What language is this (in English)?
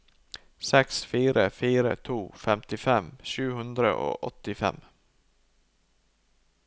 Norwegian